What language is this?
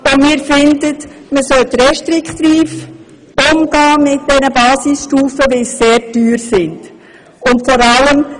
Swiss German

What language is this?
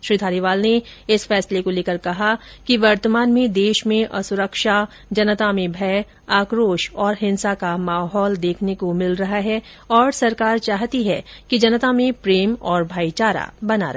Hindi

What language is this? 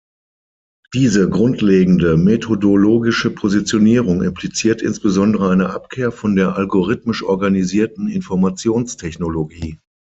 German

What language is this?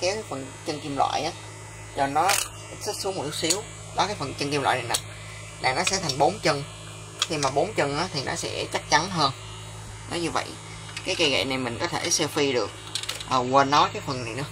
Vietnamese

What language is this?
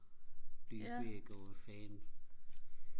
Danish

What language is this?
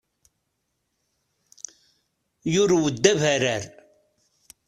Kabyle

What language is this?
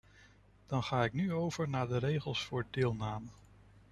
Dutch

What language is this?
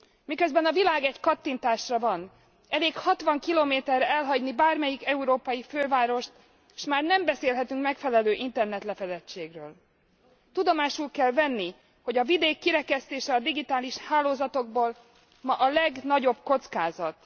Hungarian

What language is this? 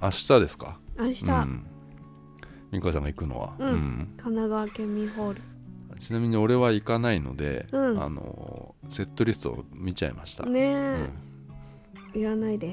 Japanese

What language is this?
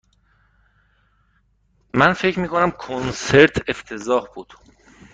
Persian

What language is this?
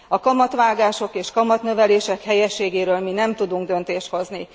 Hungarian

